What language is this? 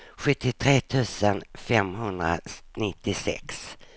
Swedish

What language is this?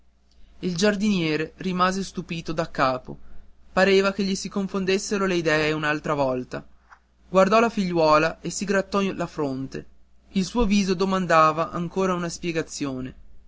Italian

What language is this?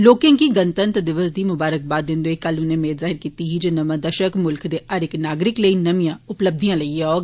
Dogri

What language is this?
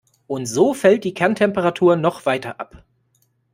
German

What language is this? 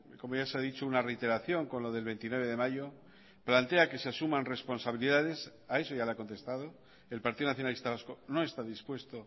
Spanish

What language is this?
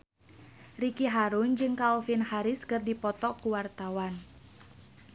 Sundanese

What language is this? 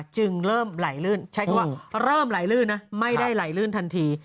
Thai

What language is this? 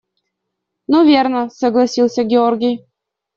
Russian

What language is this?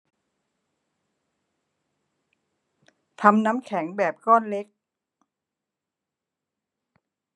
Thai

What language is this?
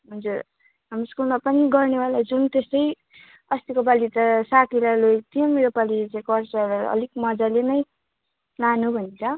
Nepali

